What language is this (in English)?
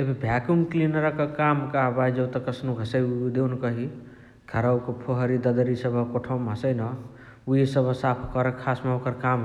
Chitwania Tharu